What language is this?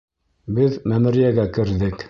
Bashkir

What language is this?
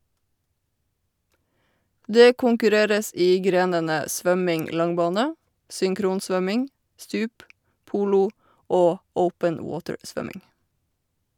Norwegian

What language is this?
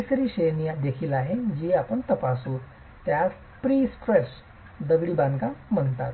Marathi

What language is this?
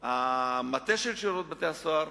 Hebrew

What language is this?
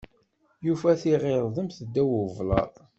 Kabyle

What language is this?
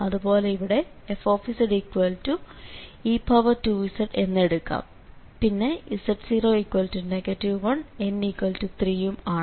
Malayalam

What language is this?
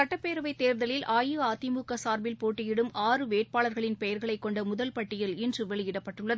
Tamil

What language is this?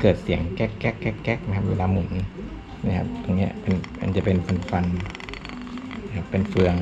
Thai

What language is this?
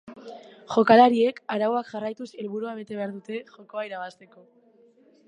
Basque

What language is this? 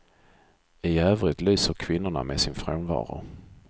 Swedish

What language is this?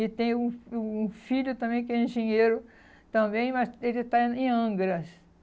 Portuguese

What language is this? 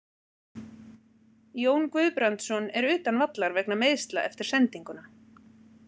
Icelandic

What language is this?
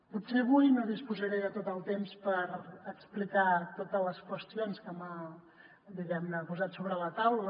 Catalan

